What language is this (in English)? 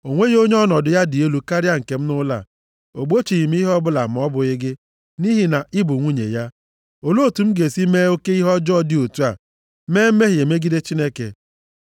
Igbo